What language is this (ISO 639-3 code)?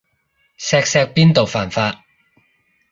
yue